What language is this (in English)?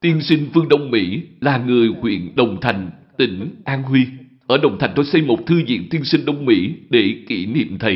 Vietnamese